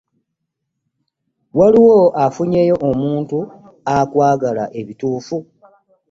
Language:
Ganda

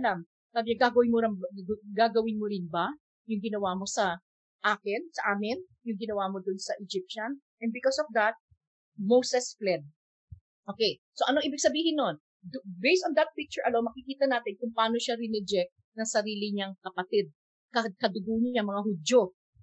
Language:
Filipino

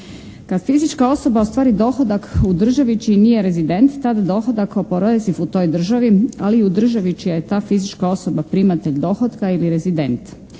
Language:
Croatian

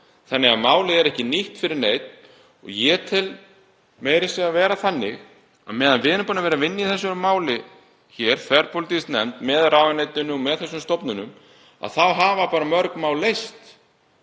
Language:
Icelandic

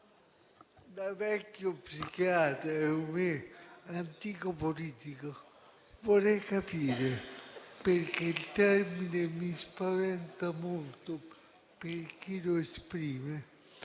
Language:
Italian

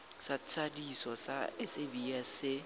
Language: Tswana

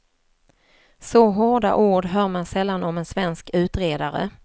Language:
Swedish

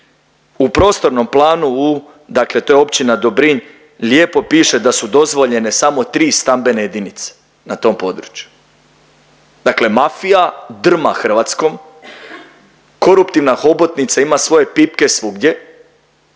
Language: Croatian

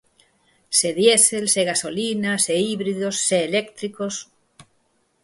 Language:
Galician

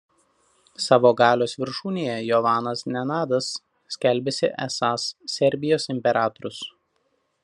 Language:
Lithuanian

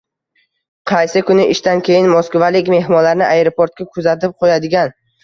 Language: Uzbek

